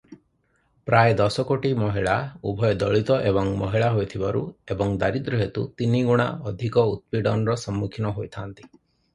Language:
Odia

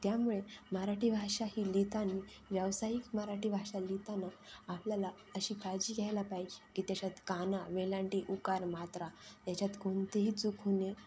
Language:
Marathi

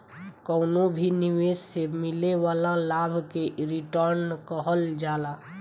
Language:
Bhojpuri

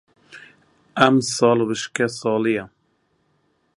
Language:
Central Kurdish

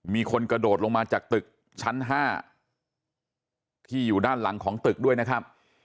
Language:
Thai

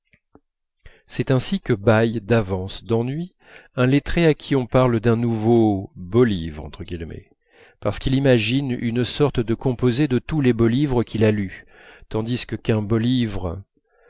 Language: French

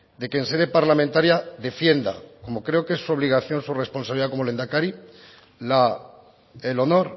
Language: Spanish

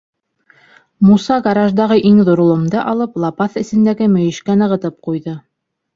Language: Bashkir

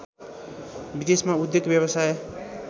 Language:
Nepali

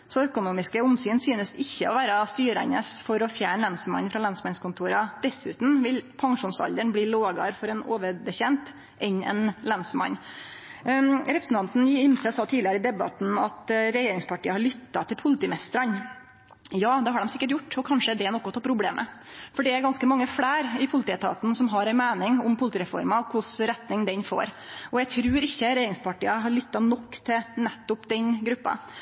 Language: Norwegian Nynorsk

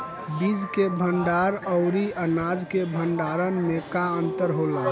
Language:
Bhojpuri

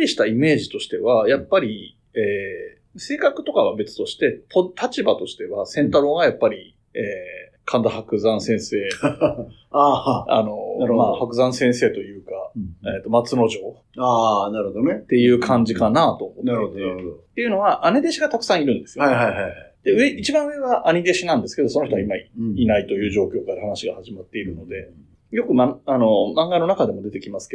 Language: Japanese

